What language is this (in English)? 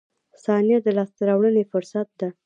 Pashto